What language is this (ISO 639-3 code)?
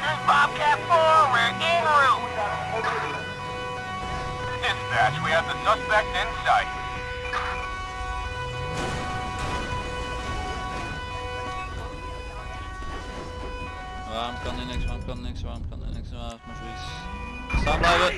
nld